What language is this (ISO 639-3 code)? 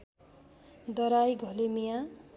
nep